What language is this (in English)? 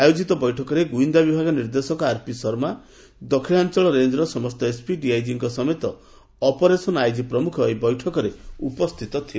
Odia